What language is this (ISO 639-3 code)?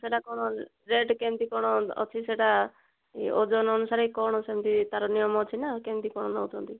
ori